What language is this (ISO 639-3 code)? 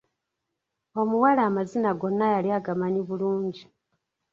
lug